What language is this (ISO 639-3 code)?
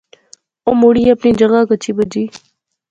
phr